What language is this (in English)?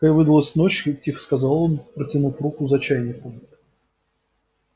Russian